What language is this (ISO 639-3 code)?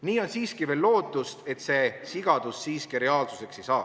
est